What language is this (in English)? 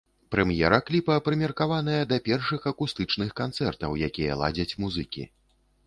Belarusian